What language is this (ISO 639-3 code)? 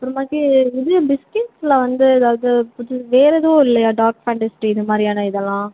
tam